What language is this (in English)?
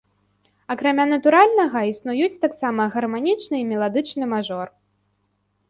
Belarusian